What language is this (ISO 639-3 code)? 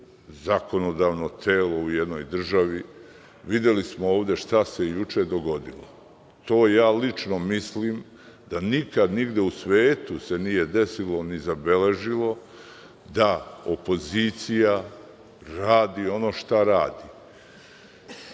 srp